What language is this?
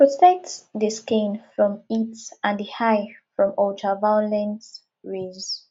Nigerian Pidgin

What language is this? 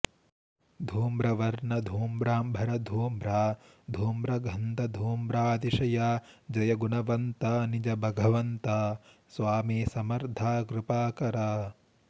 Sanskrit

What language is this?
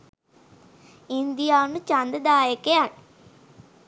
Sinhala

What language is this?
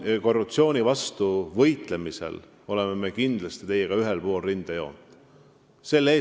Estonian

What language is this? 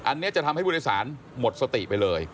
Thai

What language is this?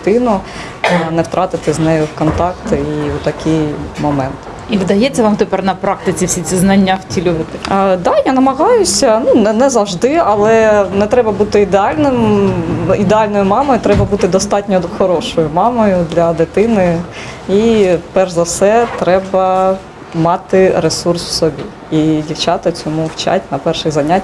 Ukrainian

